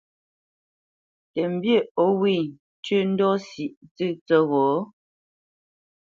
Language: Bamenyam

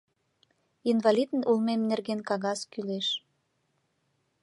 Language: Mari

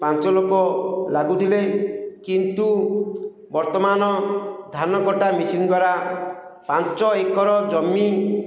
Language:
Odia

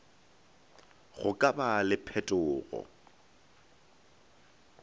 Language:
Northern Sotho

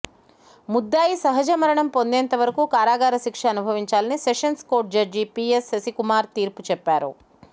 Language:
Telugu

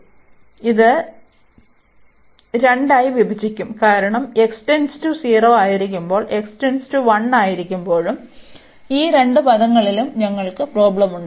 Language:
Malayalam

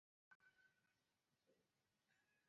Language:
Chinese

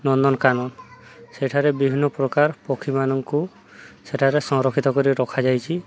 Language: Odia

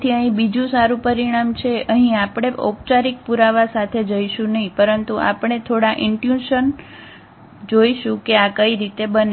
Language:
Gujarati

